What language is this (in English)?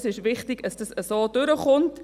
Swiss German